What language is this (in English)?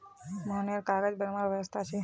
Magahi